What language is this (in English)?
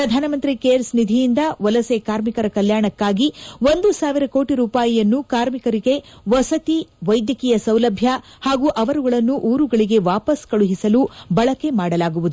Kannada